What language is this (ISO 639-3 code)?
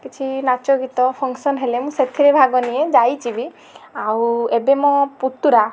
ori